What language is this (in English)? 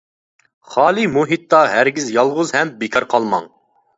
Uyghur